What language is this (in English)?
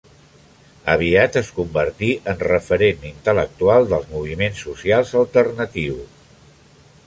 Catalan